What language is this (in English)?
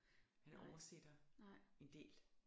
Danish